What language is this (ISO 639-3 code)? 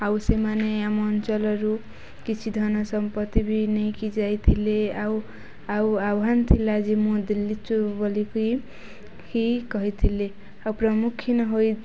ori